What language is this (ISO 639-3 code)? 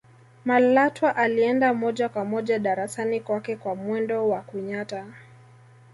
swa